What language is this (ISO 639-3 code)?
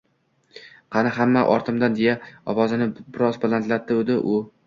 uzb